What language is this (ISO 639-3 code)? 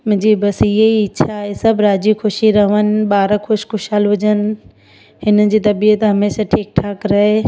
snd